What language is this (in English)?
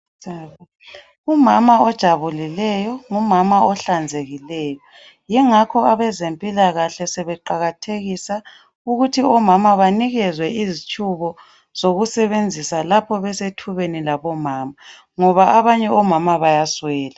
North Ndebele